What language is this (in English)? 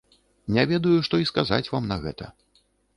Belarusian